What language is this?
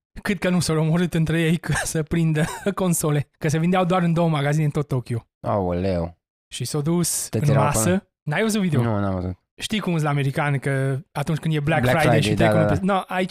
Romanian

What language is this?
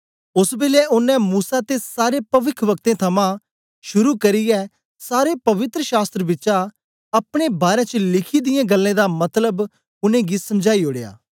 Dogri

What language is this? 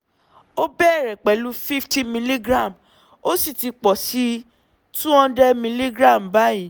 Yoruba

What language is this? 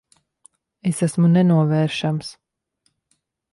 Latvian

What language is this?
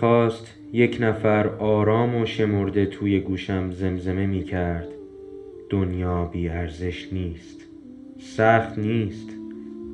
Persian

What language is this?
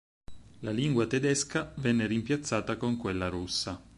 Italian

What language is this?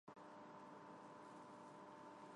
Armenian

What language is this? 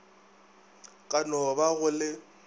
Northern Sotho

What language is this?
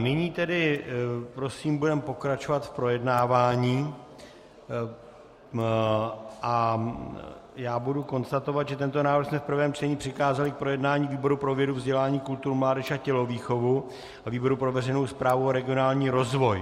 Czech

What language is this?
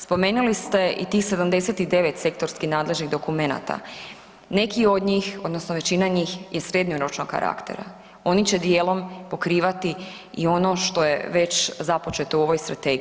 Croatian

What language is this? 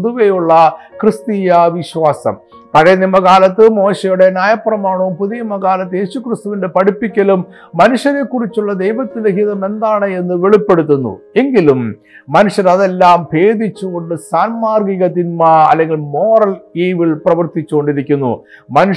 Malayalam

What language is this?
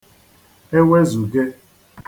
Igbo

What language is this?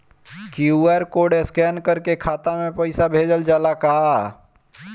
Bhojpuri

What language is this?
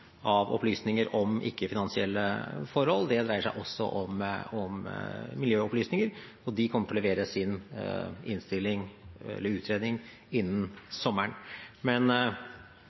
Norwegian Bokmål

